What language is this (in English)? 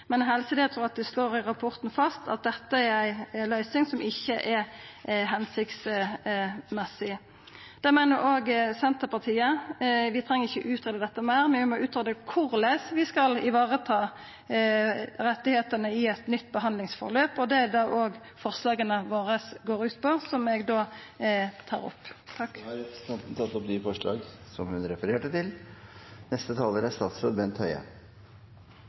Norwegian